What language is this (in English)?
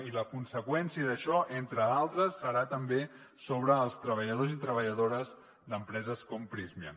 Catalan